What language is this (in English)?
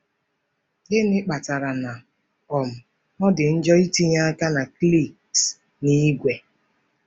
Igbo